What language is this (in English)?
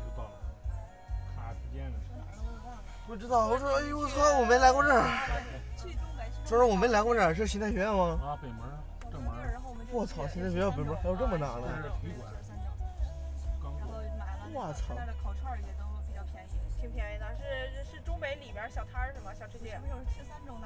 Chinese